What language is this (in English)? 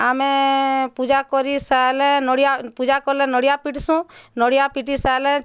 Odia